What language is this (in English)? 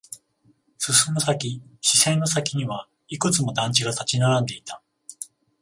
Japanese